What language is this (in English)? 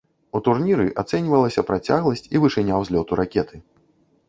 Belarusian